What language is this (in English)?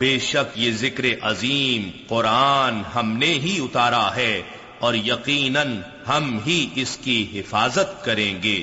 Urdu